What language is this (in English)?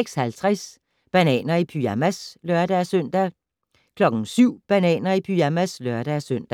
Danish